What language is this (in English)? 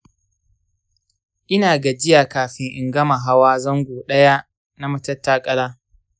Hausa